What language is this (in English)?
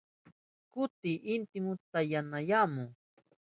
Southern Pastaza Quechua